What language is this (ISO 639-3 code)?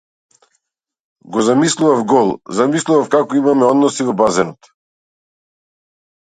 mkd